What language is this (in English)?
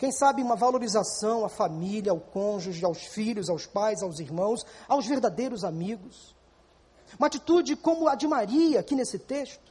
Portuguese